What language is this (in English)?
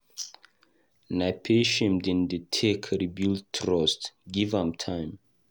Nigerian Pidgin